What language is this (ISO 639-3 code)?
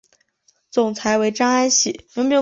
zho